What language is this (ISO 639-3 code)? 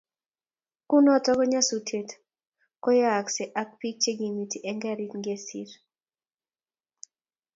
kln